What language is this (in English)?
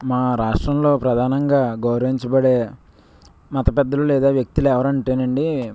Telugu